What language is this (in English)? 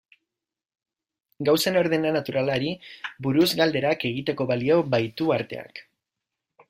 Basque